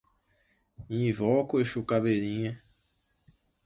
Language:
Portuguese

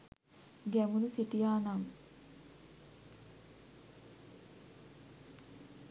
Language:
Sinhala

